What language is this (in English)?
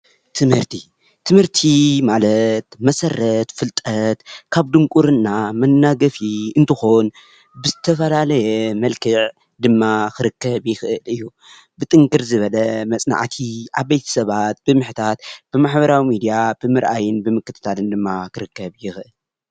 Tigrinya